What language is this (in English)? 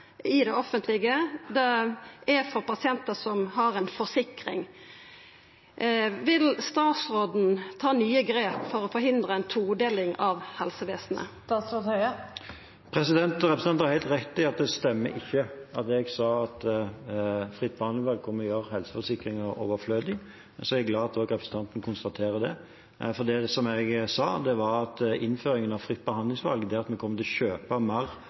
Norwegian